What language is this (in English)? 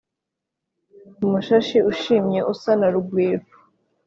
Kinyarwanda